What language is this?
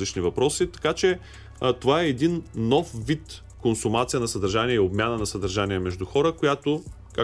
Bulgarian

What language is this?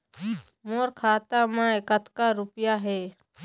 Chhattisgarhi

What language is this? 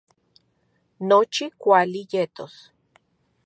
Central Puebla Nahuatl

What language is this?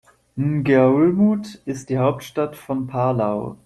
German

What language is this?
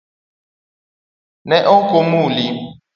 Luo (Kenya and Tanzania)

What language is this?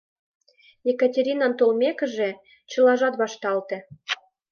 Mari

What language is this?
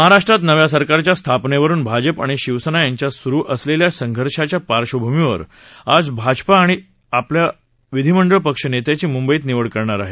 Marathi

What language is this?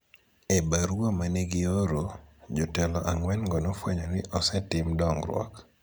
Luo (Kenya and Tanzania)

